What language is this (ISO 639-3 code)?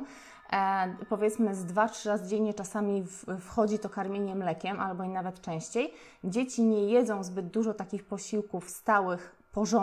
pol